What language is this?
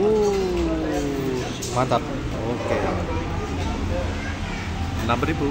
Indonesian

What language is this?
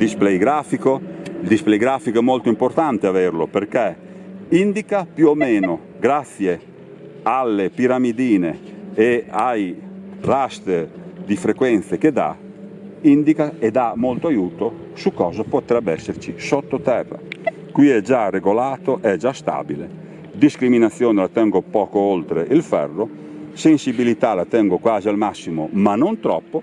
Italian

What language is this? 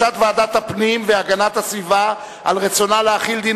Hebrew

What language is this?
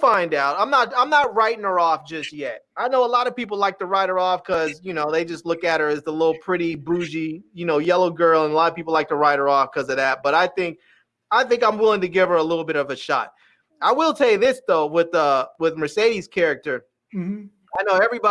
English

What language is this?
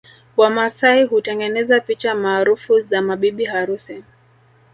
Swahili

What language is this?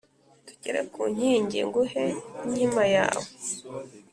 Kinyarwanda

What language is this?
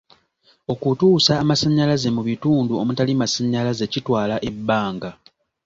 Ganda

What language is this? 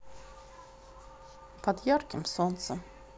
Russian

